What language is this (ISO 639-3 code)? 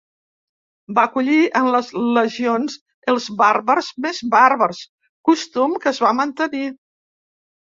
cat